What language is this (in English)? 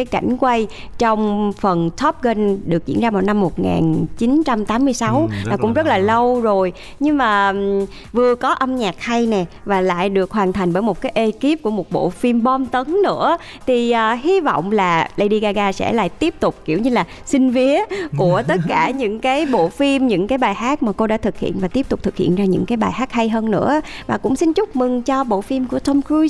Vietnamese